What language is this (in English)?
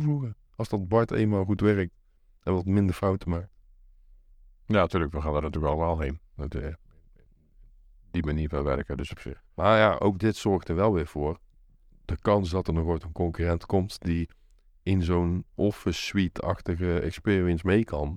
Dutch